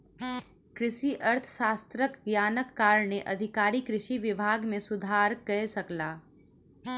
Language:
Maithili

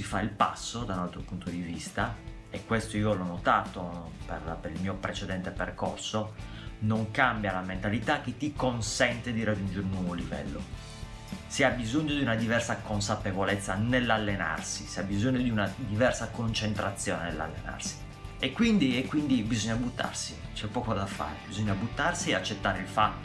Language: Italian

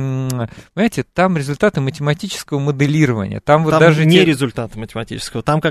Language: Russian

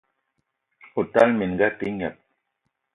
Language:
Eton (Cameroon)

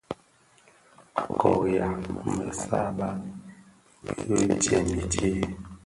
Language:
Bafia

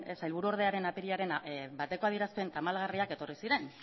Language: Basque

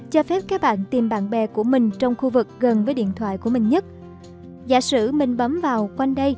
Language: Vietnamese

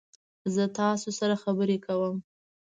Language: Pashto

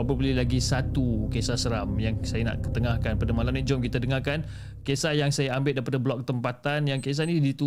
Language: Malay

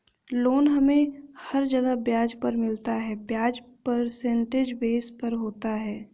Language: Hindi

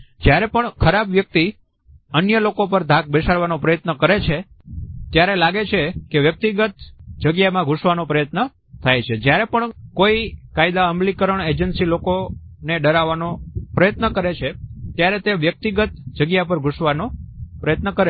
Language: Gujarati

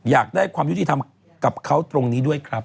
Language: Thai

